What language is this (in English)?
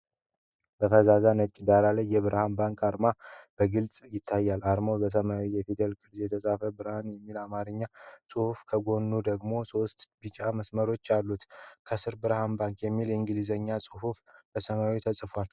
Amharic